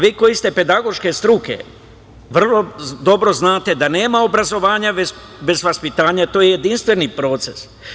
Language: Serbian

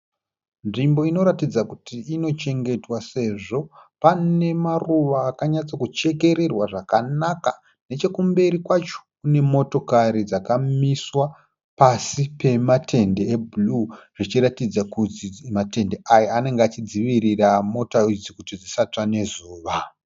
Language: Shona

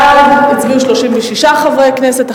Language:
Hebrew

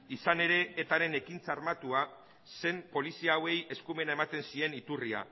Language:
Basque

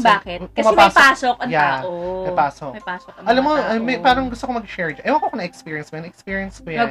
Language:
Filipino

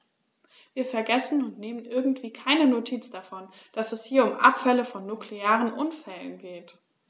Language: German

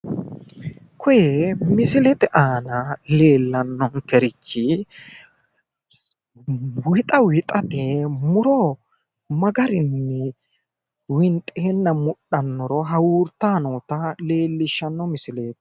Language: Sidamo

